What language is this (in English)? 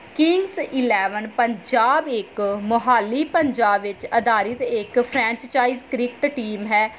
Punjabi